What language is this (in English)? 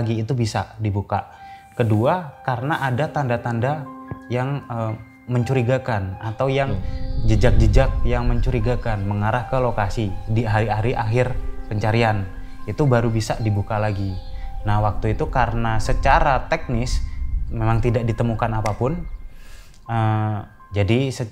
Indonesian